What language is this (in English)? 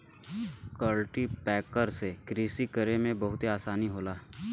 Bhojpuri